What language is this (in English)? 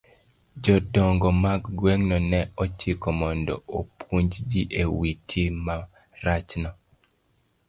Luo (Kenya and Tanzania)